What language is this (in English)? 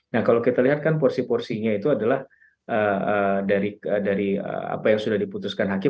Indonesian